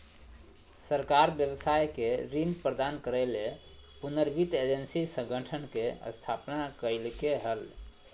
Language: Magahi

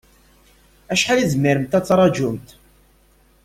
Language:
Kabyle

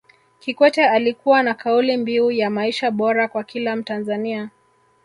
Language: Swahili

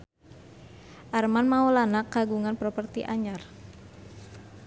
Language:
Sundanese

